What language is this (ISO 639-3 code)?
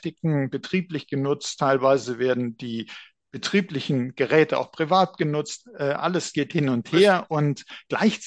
deu